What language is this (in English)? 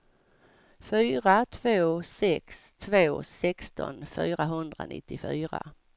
Swedish